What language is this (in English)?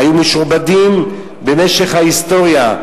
Hebrew